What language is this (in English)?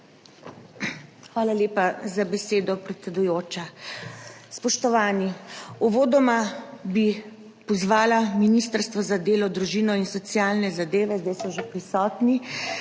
Slovenian